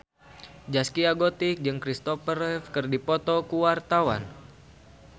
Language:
Sundanese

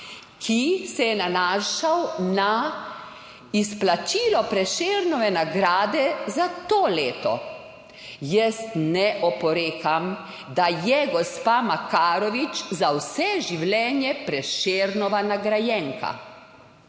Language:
Slovenian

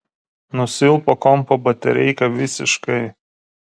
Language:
Lithuanian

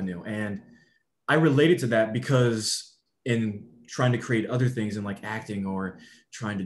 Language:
English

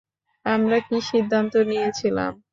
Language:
Bangla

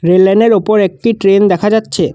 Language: Bangla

